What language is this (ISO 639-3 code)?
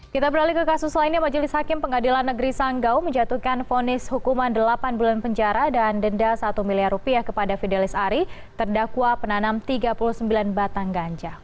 ind